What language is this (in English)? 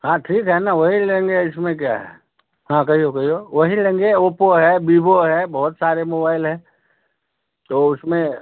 Hindi